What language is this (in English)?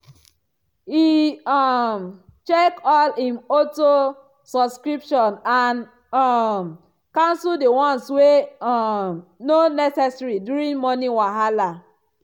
Nigerian Pidgin